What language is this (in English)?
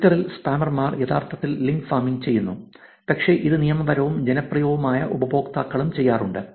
Malayalam